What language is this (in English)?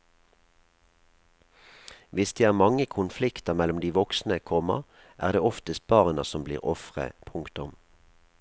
Norwegian